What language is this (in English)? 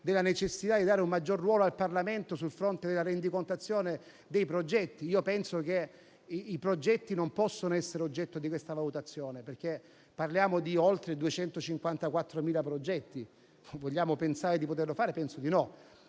Italian